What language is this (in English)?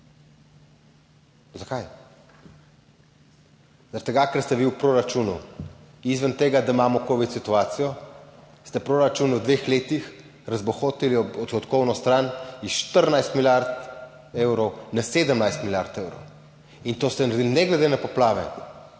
Slovenian